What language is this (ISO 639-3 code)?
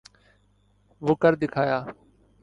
urd